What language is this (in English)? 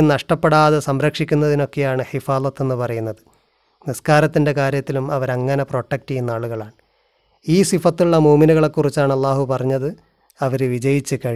Malayalam